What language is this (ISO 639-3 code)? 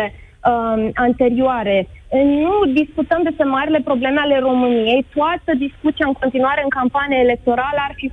ron